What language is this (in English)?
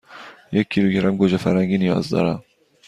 Persian